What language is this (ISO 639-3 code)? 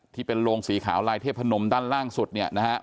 tha